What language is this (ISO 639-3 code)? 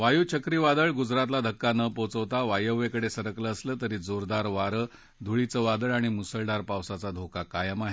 mar